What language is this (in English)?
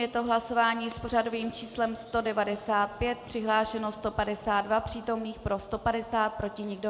Czech